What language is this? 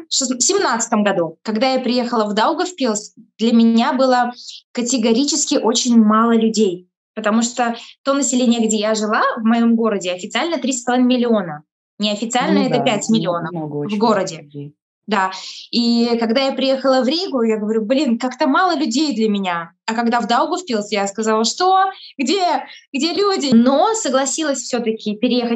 Russian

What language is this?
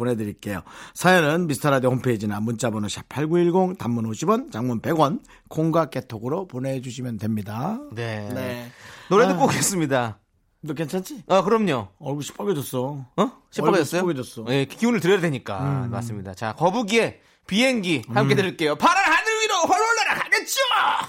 Korean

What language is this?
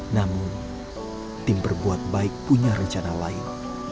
Indonesian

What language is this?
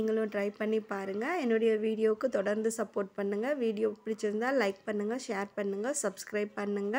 Romanian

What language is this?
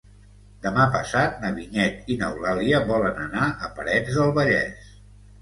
Catalan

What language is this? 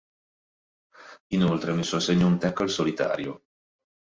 Italian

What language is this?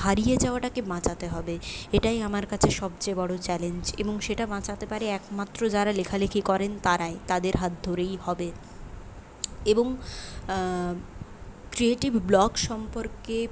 Bangla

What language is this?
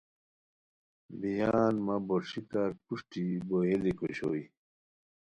Khowar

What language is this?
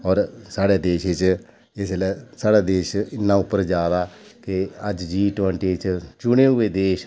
Dogri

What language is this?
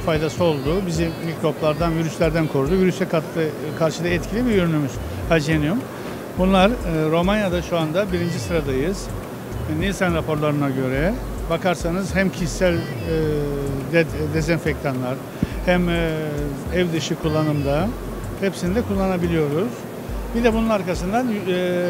Turkish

